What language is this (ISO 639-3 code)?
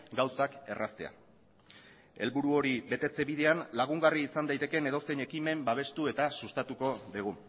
eus